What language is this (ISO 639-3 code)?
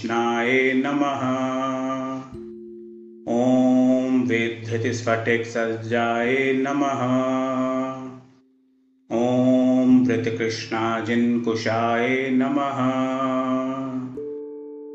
hin